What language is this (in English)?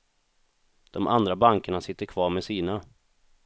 Swedish